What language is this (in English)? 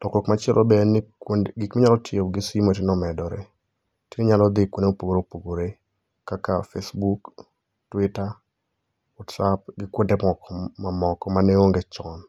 Luo (Kenya and Tanzania)